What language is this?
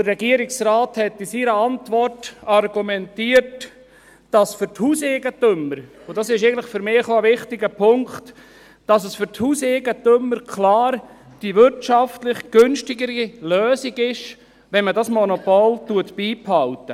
Swiss German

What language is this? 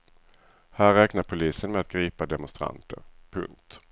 Swedish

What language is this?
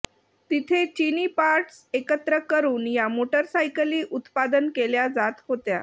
Marathi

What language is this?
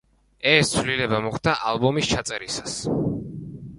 Georgian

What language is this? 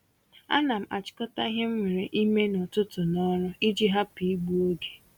Igbo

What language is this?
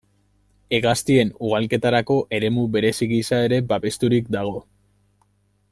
Basque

